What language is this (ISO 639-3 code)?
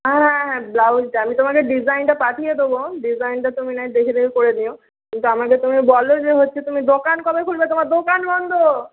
ben